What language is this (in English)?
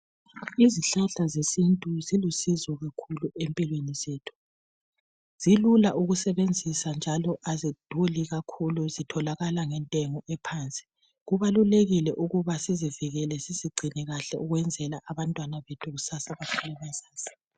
North Ndebele